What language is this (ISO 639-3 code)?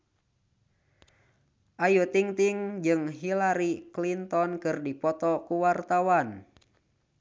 sun